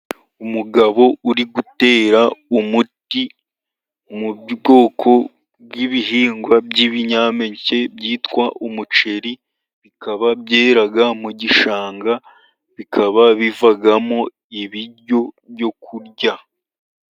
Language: Kinyarwanda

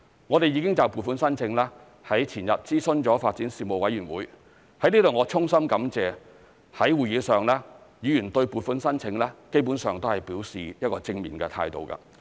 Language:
Cantonese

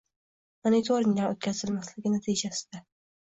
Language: Uzbek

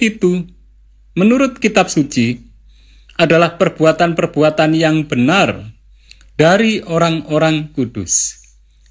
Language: Indonesian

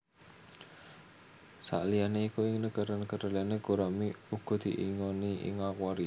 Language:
Javanese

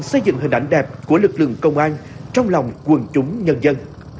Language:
Vietnamese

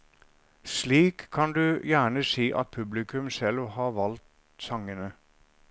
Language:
Norwegian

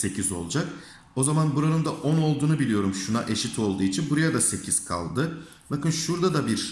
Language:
Turkish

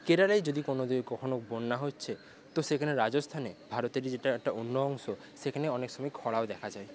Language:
Bangla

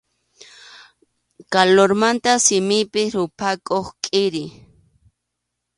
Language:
Arequipa-La Unión Quechua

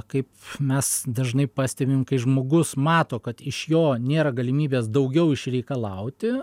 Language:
Lithuanian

